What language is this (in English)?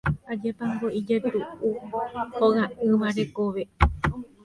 Guarani